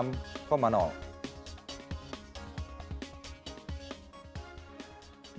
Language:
Indonesian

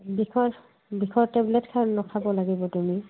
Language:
Assamese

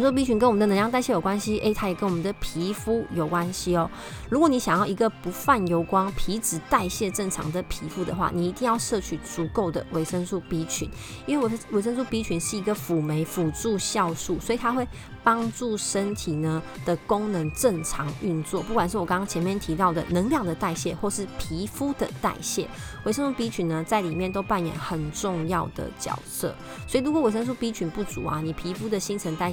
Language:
Chinese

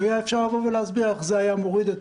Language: Hebrew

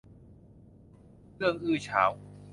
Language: Thai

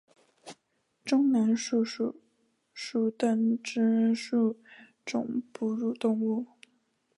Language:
Chinese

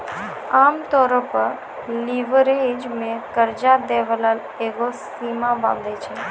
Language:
Maithili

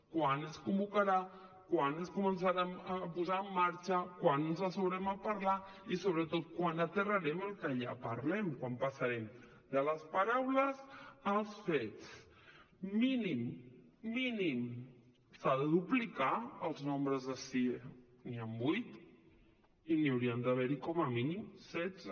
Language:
Catalan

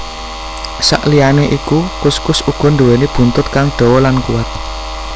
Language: Javanese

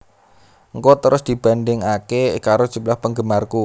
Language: Javanese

